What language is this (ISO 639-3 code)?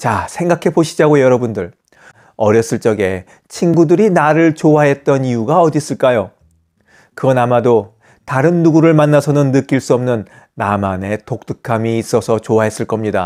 kor